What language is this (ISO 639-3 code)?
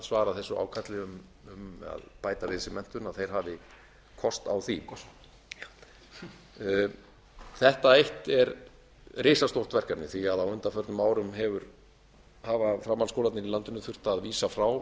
isl